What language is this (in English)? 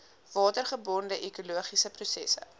Afrikaans